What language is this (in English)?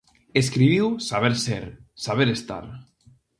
Galician